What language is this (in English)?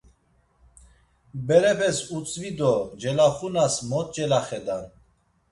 Laz